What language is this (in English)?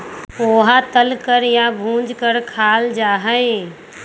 Magahi